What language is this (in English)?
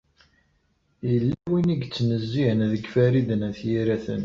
Kabyle